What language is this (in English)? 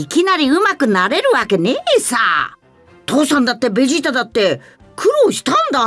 Japanese